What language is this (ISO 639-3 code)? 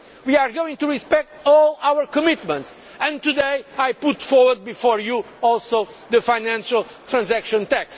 eng